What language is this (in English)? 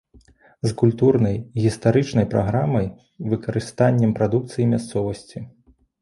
Belarusian